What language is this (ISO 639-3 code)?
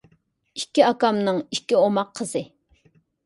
uig